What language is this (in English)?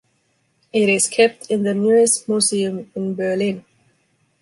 English